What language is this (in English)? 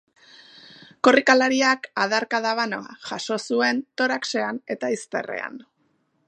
Basque